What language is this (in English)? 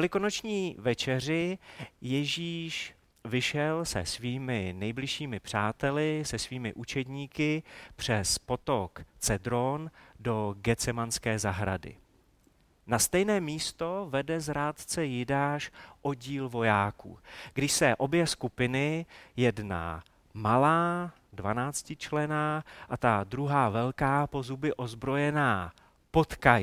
Czech